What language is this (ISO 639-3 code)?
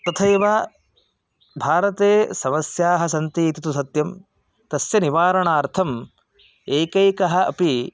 san